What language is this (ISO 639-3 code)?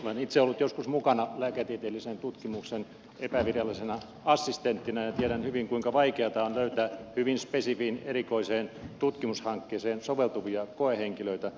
fin